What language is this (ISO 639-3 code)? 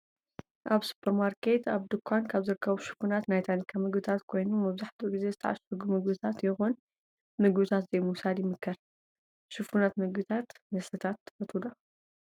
tir